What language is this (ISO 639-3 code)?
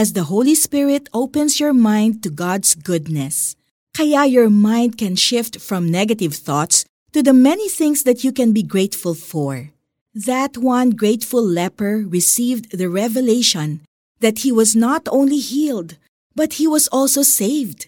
fil